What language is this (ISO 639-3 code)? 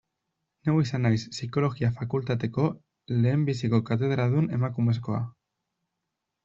eus